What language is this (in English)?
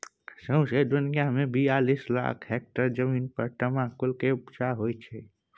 Maithili